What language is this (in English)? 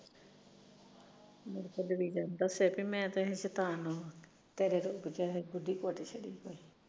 Punjabi